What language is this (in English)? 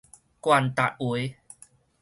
Min Nan Chinese